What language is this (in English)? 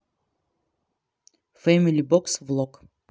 Russian